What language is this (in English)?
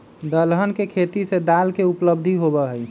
Magahi